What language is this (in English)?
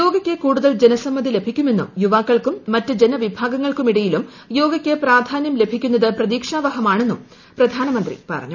Malayalam